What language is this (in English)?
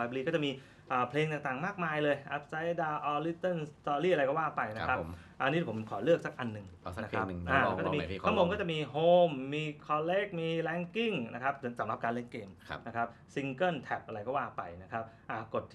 Thai